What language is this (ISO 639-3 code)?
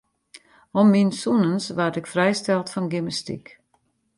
fry